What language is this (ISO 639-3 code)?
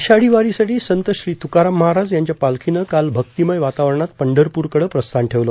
mar